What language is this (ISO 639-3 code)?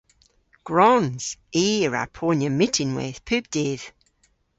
cor